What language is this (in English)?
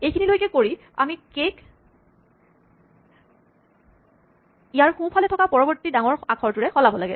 Assamese